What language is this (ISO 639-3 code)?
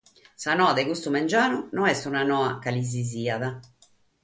srd